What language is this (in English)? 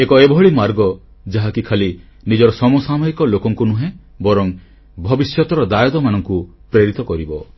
Odia